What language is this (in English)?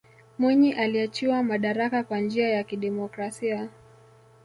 Swahili